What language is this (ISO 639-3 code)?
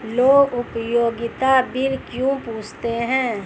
hin